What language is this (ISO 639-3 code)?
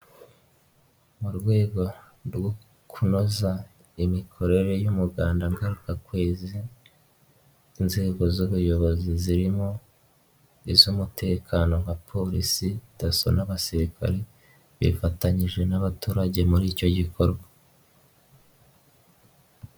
kin